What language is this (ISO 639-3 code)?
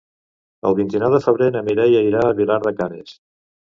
cat